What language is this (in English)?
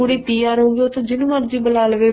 Punjabi